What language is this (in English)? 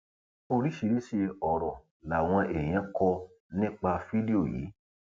Yoruba